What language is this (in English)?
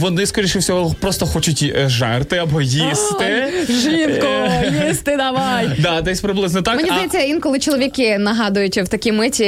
Ukrainian